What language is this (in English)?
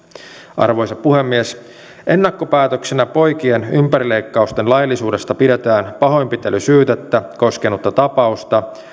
Finnish